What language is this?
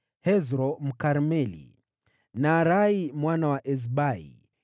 Swahili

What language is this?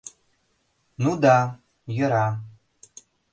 Mari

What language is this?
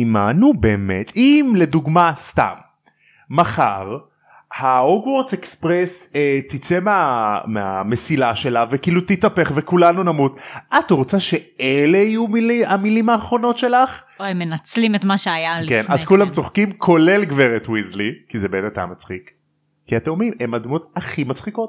Hebrew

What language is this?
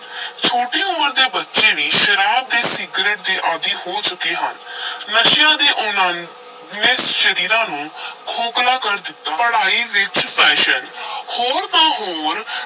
Punjabi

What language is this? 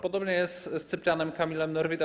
Polish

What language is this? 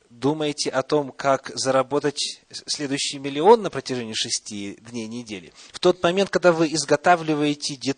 Russian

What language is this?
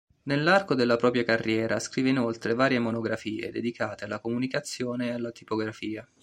Italian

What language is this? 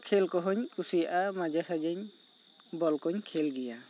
Santali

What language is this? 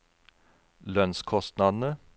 Norwegian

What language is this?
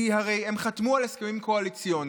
Hebrew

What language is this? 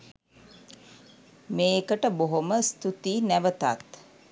Sinhala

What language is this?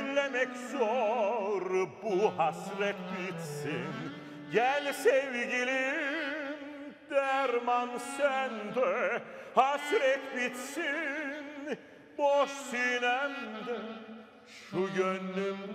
Turkish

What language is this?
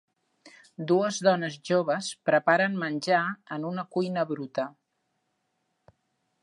Catalan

